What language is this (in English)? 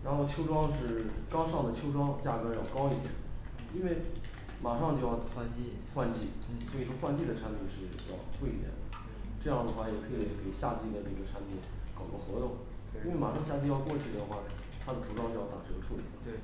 Chinese